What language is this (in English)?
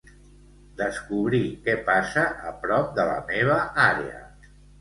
Catalan